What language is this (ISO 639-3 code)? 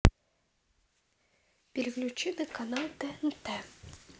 rus